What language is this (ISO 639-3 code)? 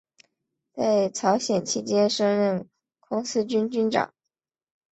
zho